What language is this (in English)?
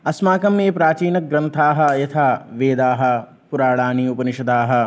Sanskrit